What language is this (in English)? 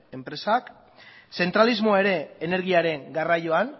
Basque